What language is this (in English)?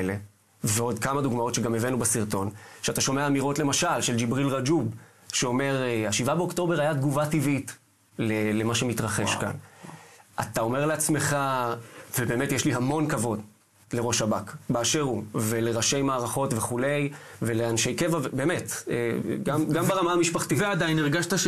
Hebrew